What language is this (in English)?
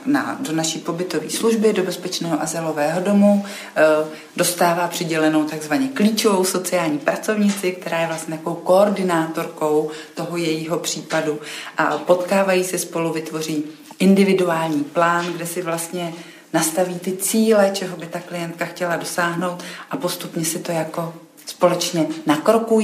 Czech